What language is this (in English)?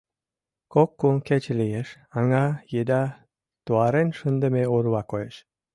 Mari